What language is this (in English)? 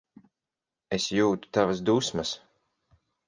Latvian